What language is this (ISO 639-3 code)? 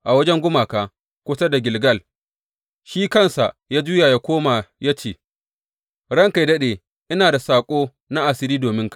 hau